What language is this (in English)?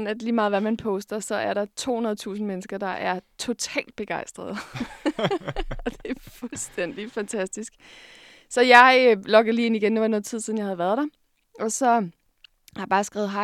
Danish